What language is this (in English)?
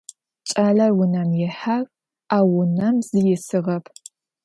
Adyghe